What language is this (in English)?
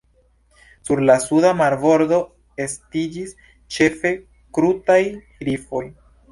Esperanto